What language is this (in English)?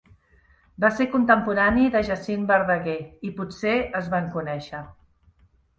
Catalan